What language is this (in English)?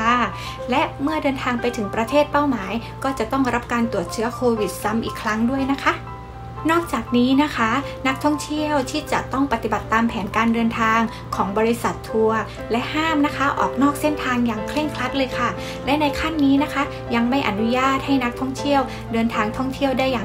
Thai